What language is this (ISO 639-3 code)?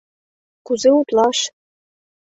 chm